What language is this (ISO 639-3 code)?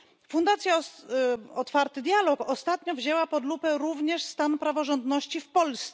pol